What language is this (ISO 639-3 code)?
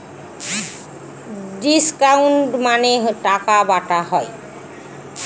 ben